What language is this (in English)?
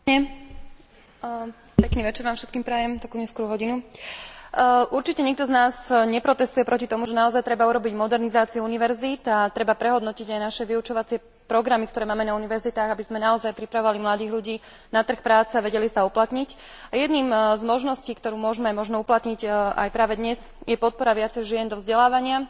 Slovak